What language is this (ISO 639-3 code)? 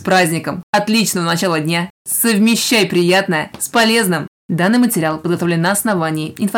rus